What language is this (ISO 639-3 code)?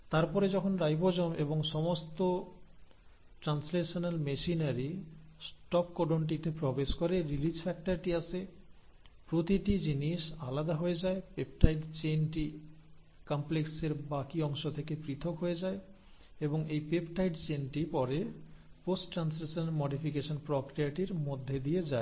ben